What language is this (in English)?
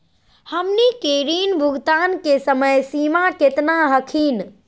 Magahi